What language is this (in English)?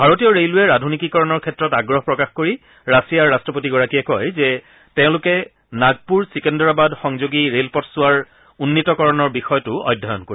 Assamese